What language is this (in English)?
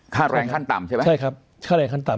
Thai